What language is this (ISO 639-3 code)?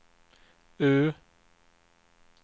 swe